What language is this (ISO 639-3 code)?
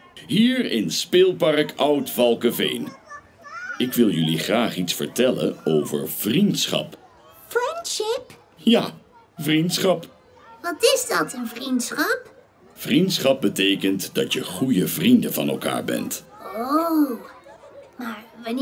nld